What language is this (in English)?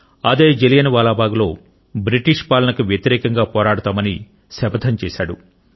Telugu